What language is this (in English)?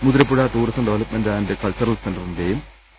Malayalam